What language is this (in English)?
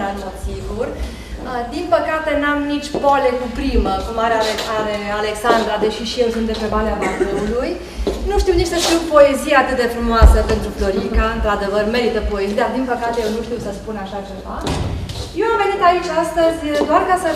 Romanian